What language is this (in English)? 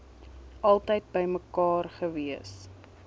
Afrikaans